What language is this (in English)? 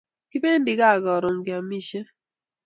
Kalenjin